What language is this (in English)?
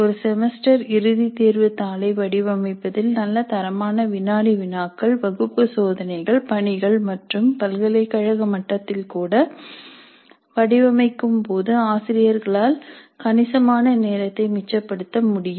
Tamil